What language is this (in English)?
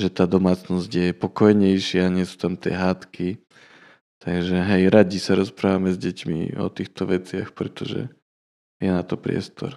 Slovak